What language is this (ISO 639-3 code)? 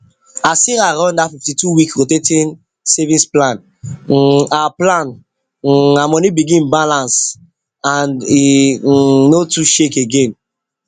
pcm